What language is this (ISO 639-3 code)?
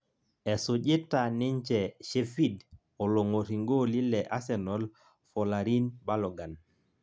mas